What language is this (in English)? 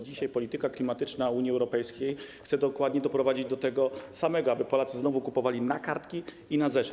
Polish